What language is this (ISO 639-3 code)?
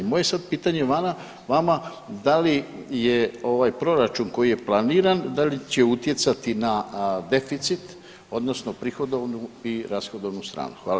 hrv